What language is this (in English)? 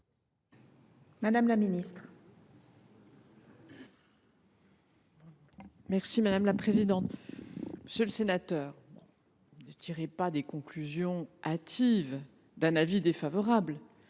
French